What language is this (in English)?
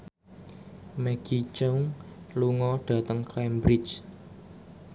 Javanese